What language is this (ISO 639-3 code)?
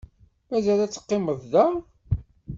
kab